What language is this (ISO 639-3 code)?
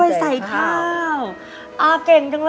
tha